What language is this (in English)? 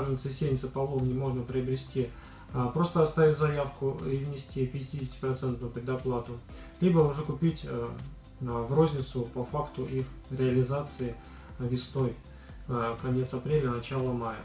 Russian